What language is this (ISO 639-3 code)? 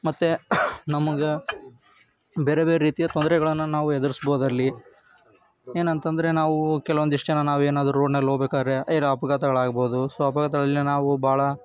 kan